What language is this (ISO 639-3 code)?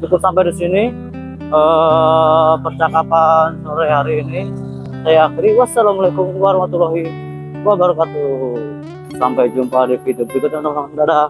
ind